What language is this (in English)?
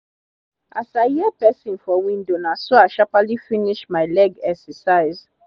Nigerian Pidgin